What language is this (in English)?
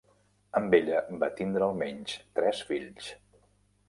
Catalan